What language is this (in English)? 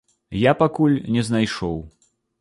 Belarusian